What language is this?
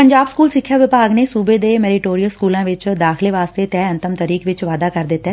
Punjabi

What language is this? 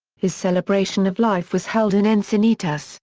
English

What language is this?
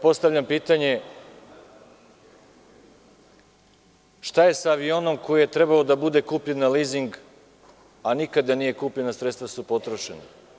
Serbian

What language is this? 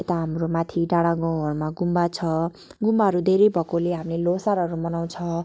Nepali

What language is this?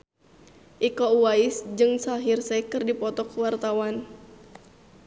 Sundanese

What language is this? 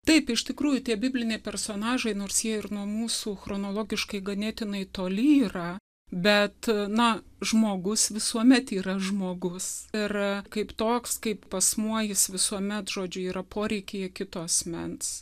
Lithuanian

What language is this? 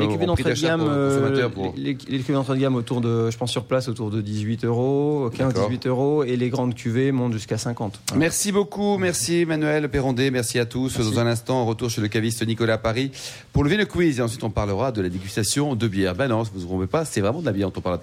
French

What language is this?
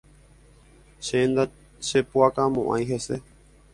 Guarani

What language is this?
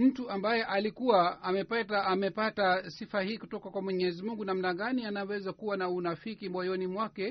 Swahili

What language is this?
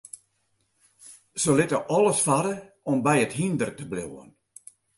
Western Frisian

